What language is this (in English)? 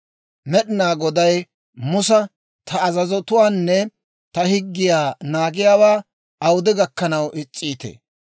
Dawro